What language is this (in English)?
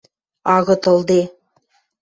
Western Mari